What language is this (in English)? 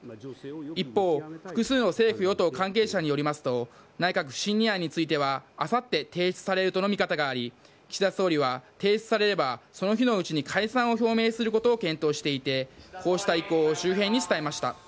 Japanese